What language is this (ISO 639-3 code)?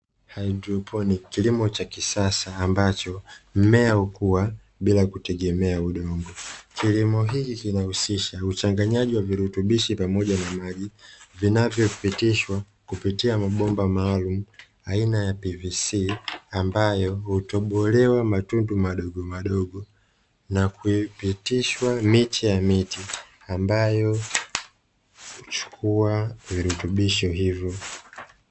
swa